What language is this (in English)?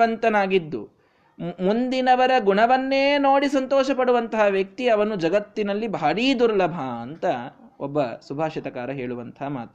Kannada